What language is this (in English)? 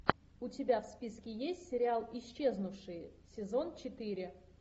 Russian